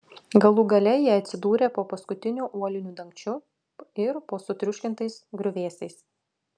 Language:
Lithuanian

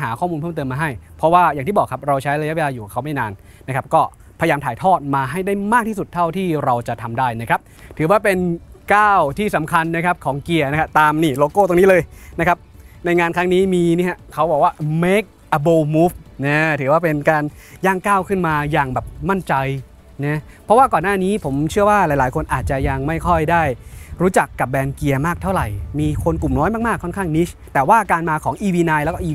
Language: Thai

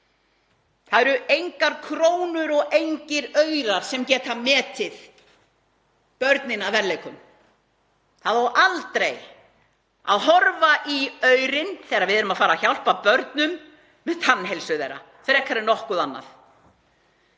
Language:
Icelandic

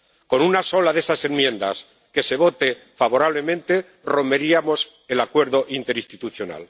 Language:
Spanish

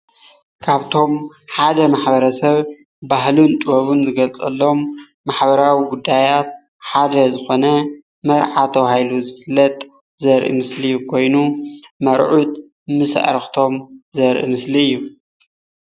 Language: Tigrinya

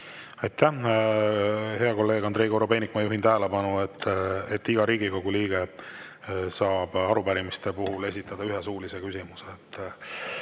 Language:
Estonian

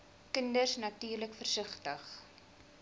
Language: Afrikaans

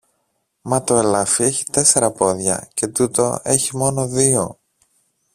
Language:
Greek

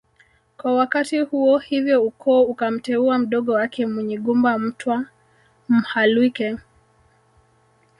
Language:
Swahili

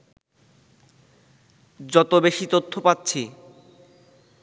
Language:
Bangla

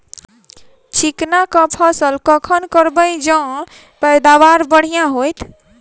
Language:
Maithili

